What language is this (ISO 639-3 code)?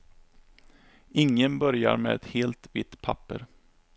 swe